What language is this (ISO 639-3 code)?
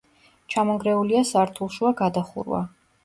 kat